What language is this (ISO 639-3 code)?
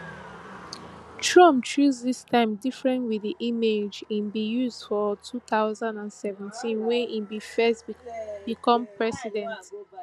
pcm